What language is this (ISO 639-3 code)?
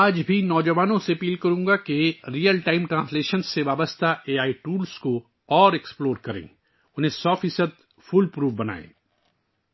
urd